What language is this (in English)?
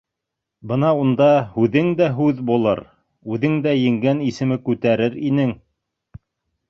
Bashkir